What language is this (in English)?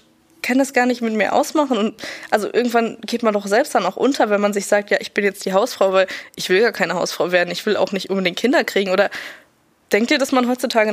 German